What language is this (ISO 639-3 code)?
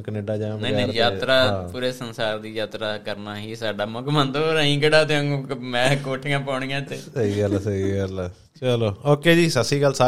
pan